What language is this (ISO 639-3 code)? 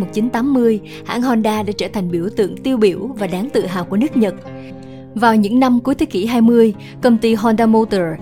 vie